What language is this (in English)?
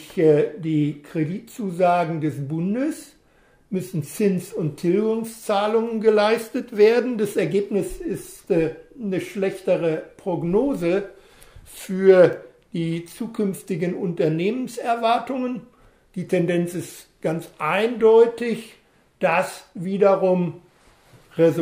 German